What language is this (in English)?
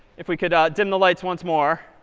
English